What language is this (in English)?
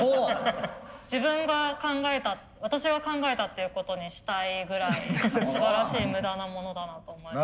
Japanese